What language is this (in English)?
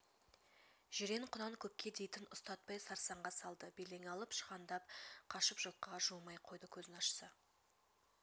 Kazakh